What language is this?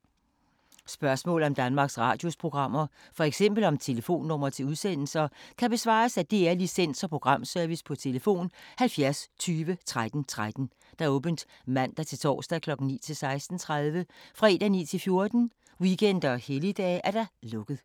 Danish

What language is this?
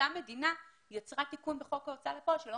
Hebrew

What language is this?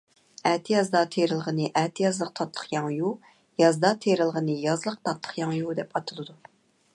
Uyghur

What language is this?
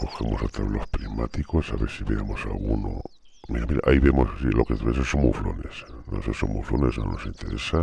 Spanish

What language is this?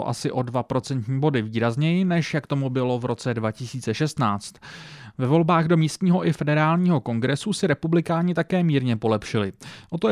Czech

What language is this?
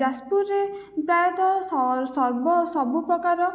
Odia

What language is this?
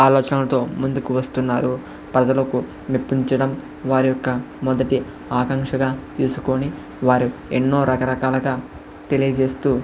Telugu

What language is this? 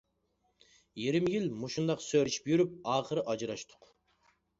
Uyghur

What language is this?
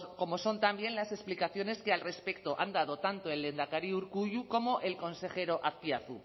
Spanish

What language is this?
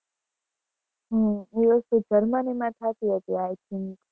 Gujarati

